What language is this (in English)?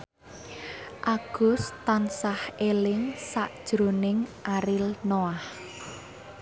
Javanese